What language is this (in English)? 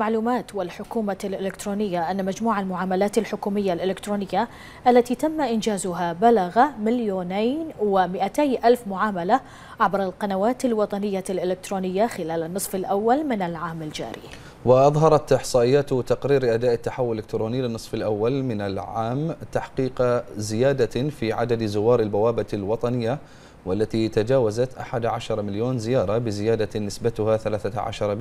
Arabic